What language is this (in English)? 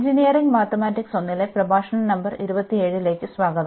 Malayalam